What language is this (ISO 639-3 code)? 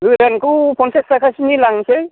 brx